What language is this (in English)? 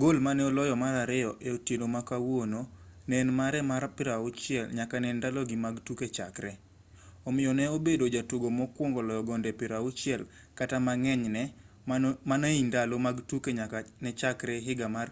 Luo (Kenya and Tanzania)